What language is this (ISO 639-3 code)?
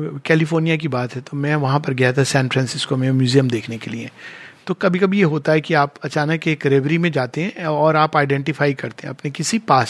hin